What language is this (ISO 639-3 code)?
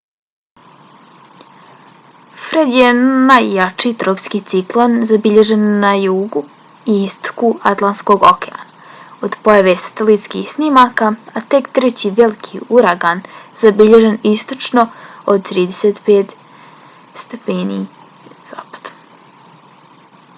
bos